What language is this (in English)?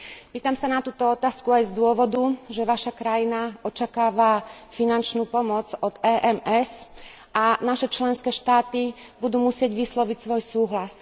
Slovak